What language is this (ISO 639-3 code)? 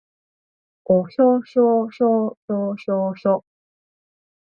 jpn